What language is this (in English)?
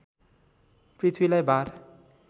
Nepali